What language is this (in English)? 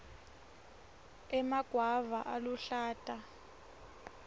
Swati